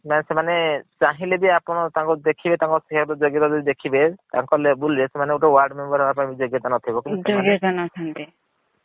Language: Odia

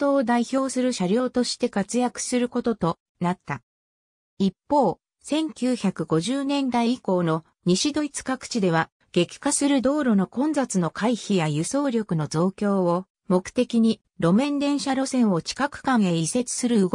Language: Japanese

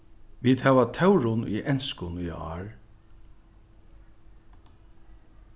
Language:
Faroese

